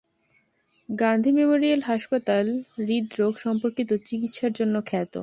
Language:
Bangla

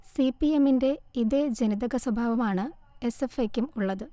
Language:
Malayalam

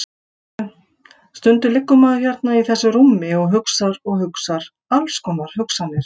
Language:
Icelandic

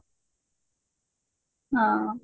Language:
Odia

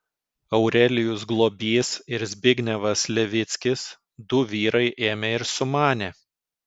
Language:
Lithuanian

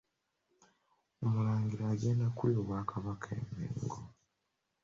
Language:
Ganda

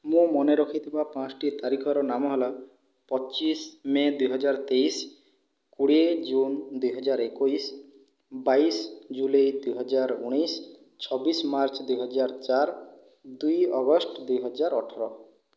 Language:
Odia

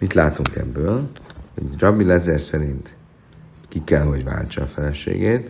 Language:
Hungarian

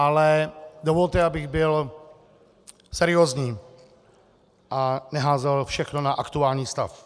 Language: Czech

